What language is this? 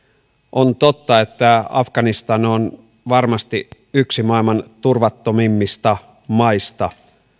Finnish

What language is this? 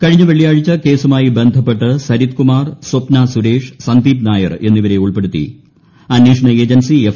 Malayalam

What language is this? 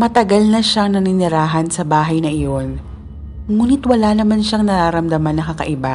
Filipino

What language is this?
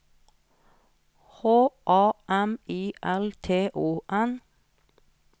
Norwegian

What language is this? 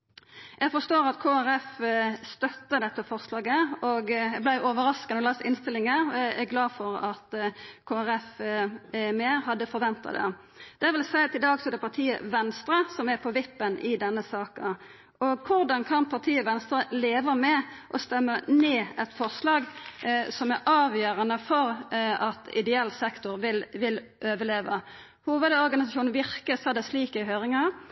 Norwegian Nynorsk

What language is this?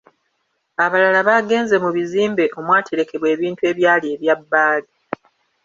Ganda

